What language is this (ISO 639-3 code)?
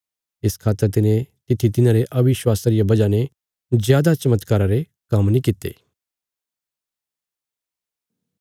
kfs